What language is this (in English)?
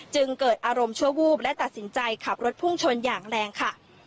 Thai